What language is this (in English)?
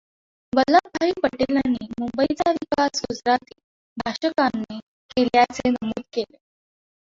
Marathi